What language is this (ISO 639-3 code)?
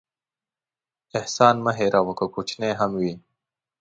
pus